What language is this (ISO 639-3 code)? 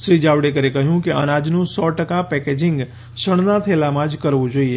guj